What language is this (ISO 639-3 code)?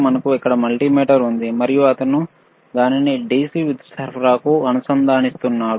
tel